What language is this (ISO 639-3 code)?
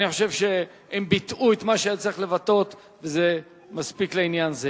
heb